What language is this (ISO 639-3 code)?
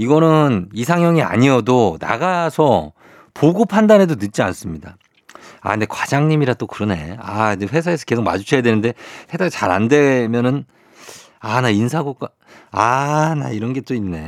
kor